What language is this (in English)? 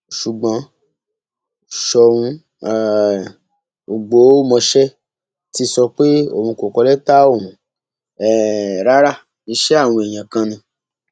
Yoruba